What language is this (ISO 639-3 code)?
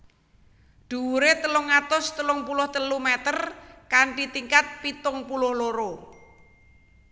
jav